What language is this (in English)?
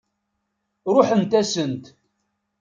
Kabyle